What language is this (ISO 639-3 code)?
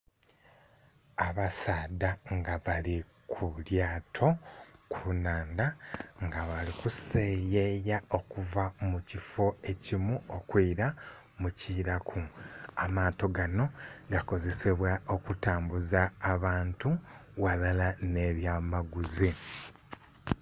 xog